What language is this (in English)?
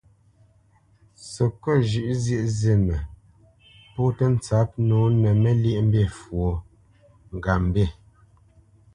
Bamenyam